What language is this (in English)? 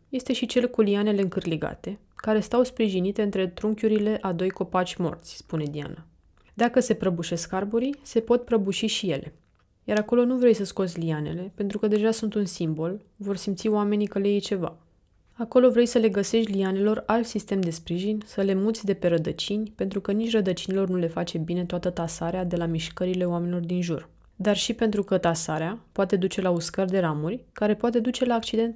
Romanian